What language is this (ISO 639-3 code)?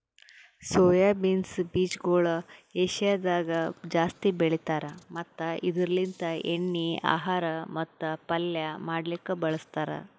kan